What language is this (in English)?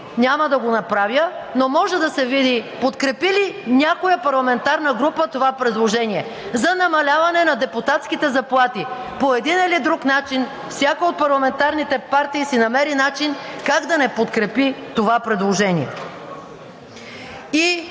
Bulgarian